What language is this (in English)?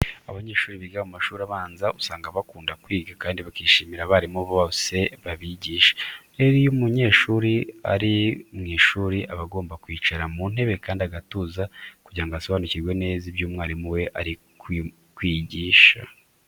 Kinyarwanda